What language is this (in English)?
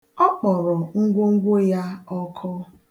Igbo